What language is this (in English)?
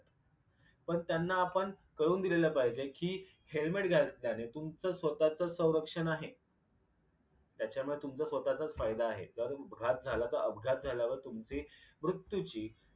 Marathi